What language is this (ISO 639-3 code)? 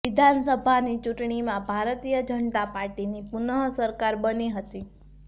guj